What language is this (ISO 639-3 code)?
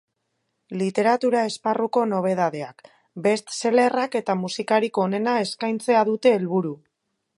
eus